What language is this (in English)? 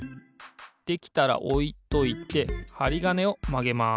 Japanese